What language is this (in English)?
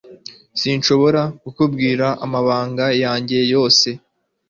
Kinyarwanda